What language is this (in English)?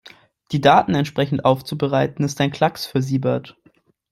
German